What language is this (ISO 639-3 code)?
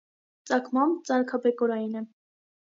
hye